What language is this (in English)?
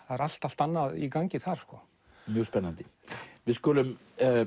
Icelandic